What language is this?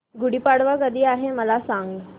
Marathi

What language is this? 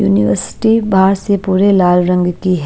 Hindi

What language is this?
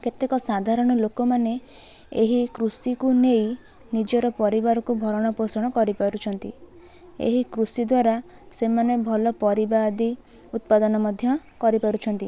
Odia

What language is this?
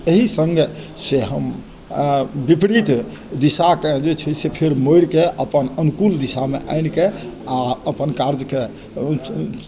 Maithili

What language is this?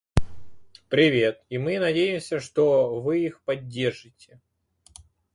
Russian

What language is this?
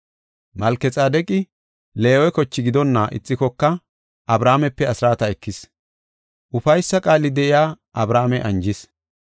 Gofa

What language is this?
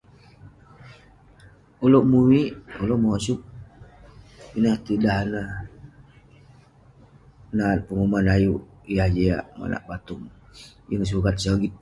Western Penan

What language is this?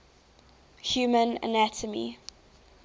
English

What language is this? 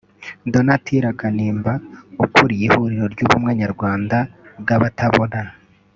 Kinyarwanda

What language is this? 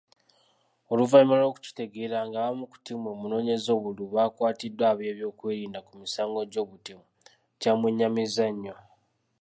Ganda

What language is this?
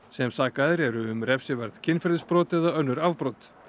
Icelandic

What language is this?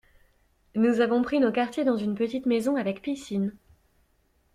French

